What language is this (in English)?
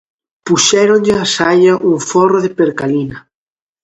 Galician